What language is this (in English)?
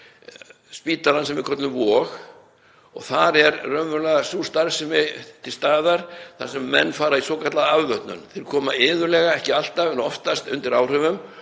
Icelandic